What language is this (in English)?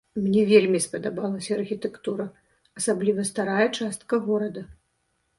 Belarusian